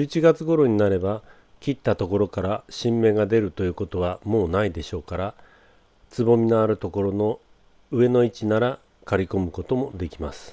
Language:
Japanese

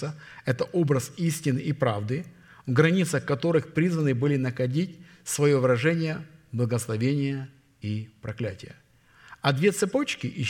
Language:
Russian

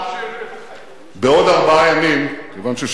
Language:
Hebrew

